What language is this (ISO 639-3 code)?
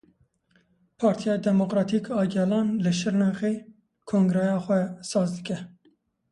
kur